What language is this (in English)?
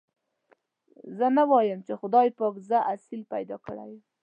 Pashto